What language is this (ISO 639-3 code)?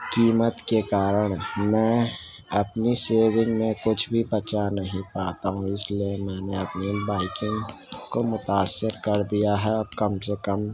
urd